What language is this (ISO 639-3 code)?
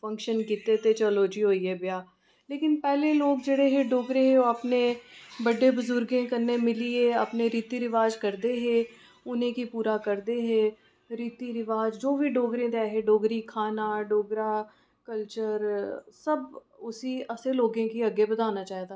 doi